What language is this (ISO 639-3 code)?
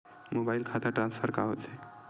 hne